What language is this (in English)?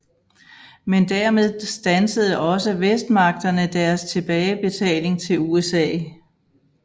Danish